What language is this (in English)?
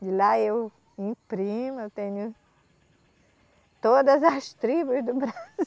Portuguese